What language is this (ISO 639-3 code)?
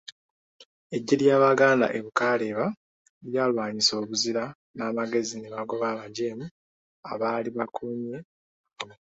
lug